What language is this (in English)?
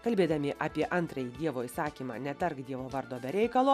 Lithuanian